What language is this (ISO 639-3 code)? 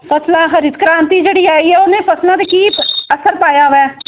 pan